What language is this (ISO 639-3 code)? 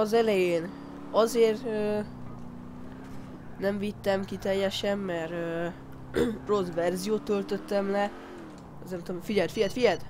hun